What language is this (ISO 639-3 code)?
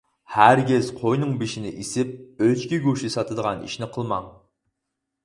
uig